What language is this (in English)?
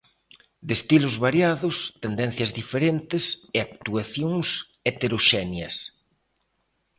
Galician